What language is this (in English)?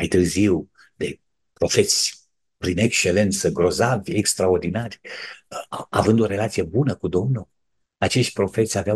Romanian